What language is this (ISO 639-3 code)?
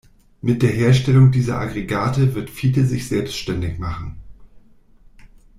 deu